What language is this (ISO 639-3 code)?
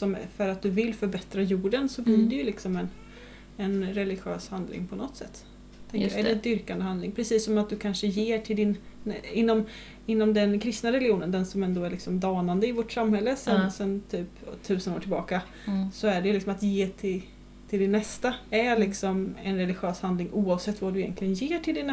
swe